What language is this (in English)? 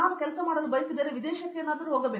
Kannada